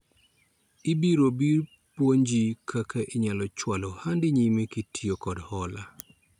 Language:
Luo (Kenya and Tanzania)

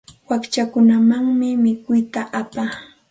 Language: Santa Ana de Tusi Pasco Quechua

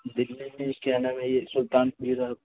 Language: Urdu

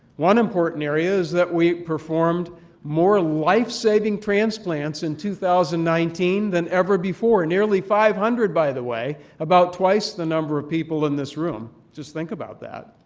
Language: English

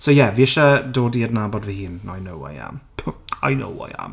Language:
Welsh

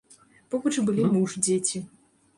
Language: Belarusian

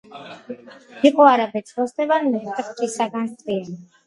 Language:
Georgian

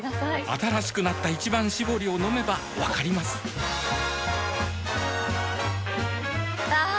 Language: Japanese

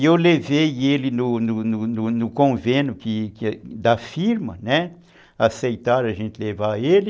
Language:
Portuguese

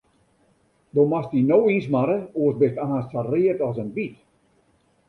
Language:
Western Frisian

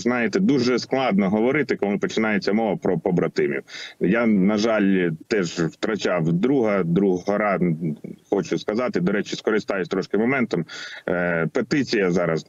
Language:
Ukrainian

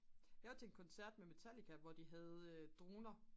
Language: Danish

